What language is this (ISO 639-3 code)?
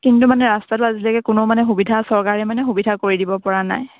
asm